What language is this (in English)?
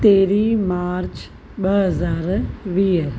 Sindhi